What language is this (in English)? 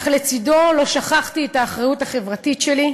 Hebrew